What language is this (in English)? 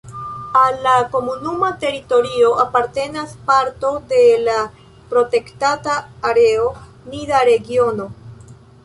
Esperanto